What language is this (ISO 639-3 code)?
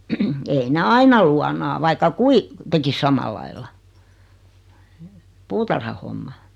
fin